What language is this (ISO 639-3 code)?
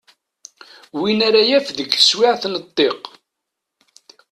kab